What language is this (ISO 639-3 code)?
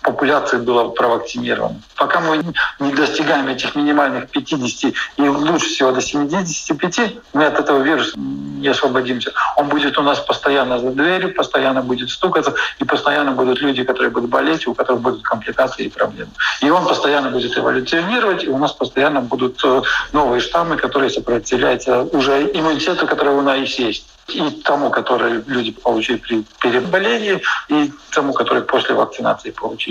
rus